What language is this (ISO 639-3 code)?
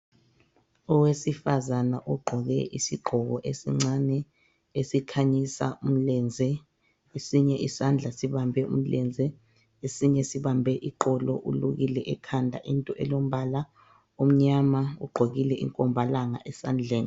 nde